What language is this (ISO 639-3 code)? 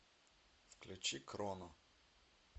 rus